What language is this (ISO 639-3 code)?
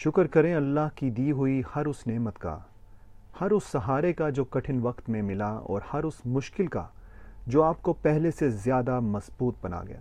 urd